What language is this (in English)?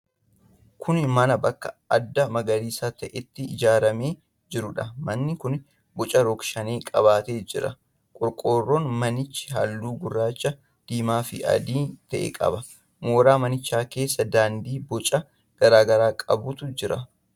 Oromo